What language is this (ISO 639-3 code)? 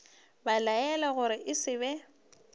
nso